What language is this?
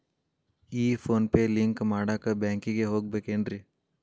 Kannada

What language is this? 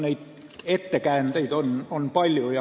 Estonian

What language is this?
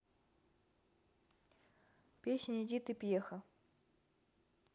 Russian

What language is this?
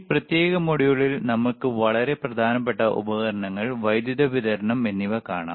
Malayalam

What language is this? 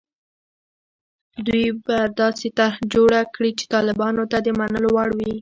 Pashto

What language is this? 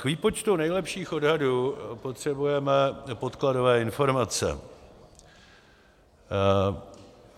Czech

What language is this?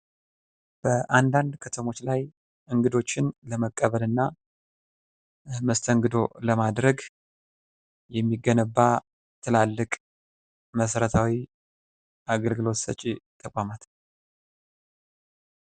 Amharic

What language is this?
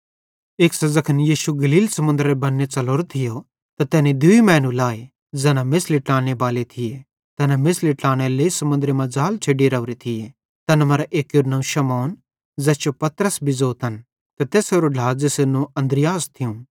Bhadrawahi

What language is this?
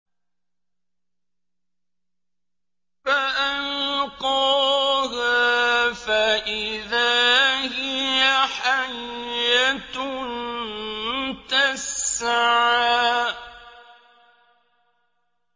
Arabic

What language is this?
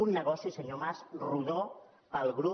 Catalan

